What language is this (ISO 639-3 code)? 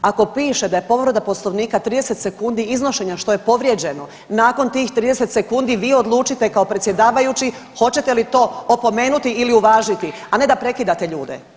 hrv